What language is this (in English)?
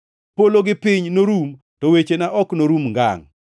Luo (Kenya and Tanzania)